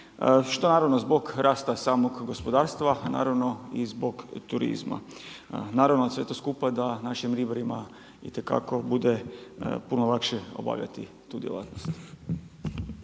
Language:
Croatian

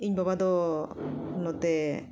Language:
Santali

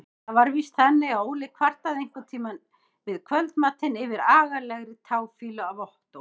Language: Icelandic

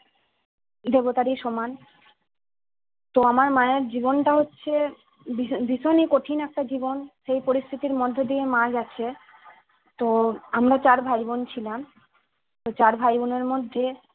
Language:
Bangla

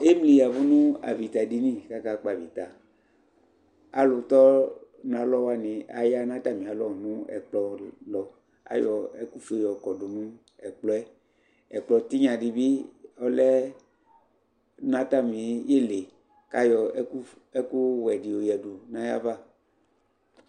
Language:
Ikposo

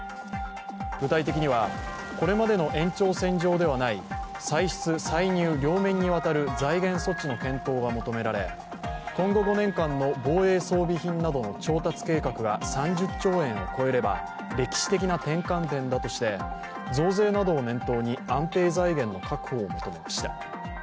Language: Japanese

